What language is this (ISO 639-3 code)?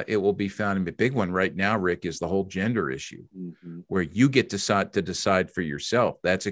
eng